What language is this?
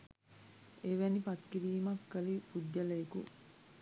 Sinhala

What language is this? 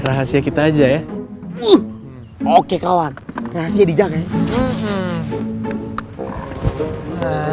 Indonesian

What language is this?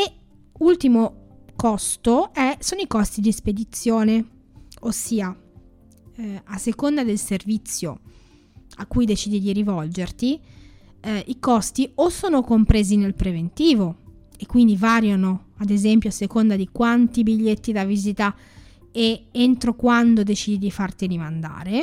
Italian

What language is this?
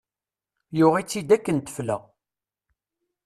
Kabyle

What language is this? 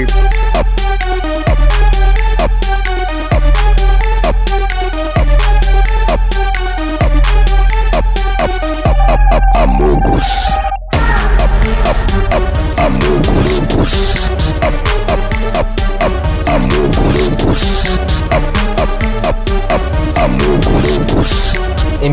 Russian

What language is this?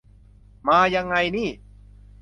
Thai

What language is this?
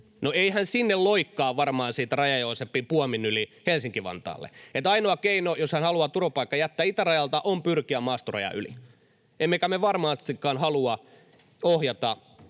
Finnish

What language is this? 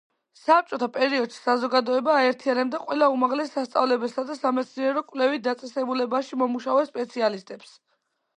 Georgian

